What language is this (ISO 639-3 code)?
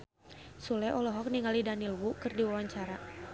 sun